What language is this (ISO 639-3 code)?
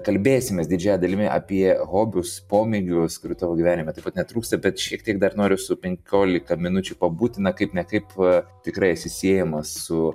lit